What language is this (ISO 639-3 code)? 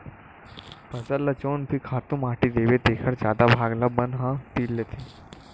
hne